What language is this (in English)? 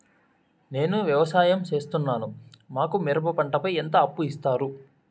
Telugu